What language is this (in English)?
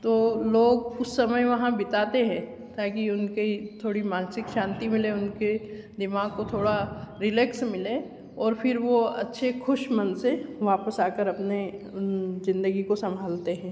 Hindi